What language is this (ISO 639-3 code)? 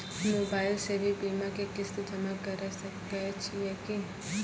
mai